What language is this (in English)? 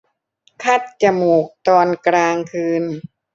Thai